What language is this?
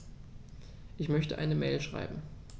German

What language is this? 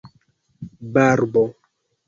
Esperanto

